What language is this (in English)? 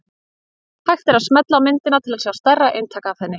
Icelandic